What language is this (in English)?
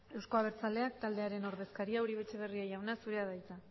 Basque